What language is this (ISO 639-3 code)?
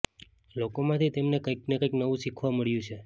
guj